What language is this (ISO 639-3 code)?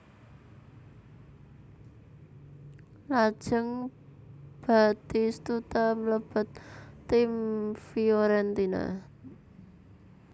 jav